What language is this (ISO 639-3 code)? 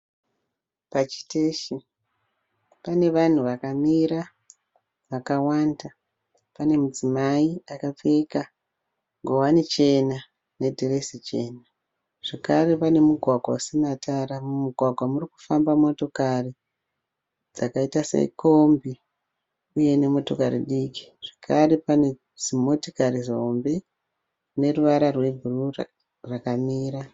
sna